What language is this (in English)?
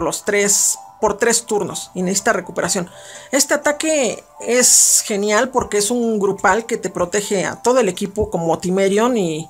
Spanish